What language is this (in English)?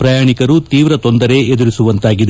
Kannada